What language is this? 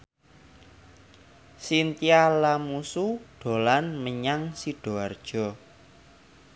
Javanese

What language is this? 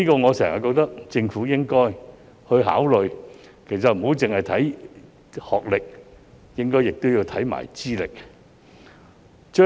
Cantonese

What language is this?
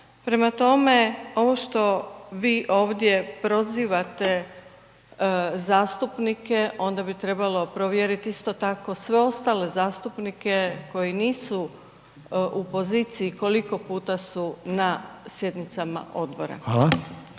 Croatian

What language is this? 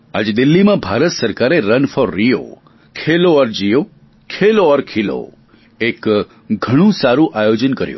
Gujarati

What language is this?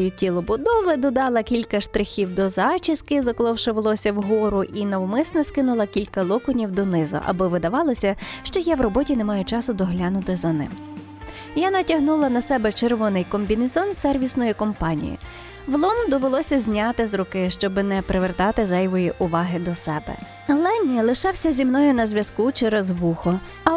Ukrainian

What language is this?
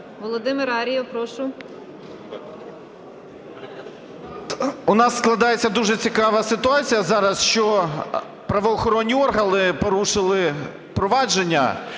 Ukrainian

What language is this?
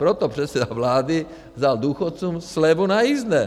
Czech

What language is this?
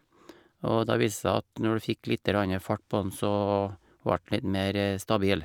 Norwegian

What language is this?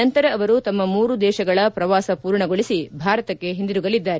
Kannada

